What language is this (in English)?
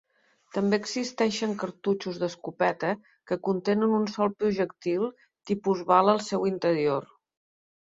Catalan